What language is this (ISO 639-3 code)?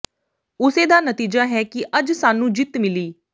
pan